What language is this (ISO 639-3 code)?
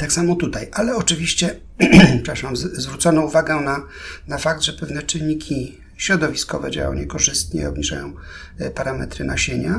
pol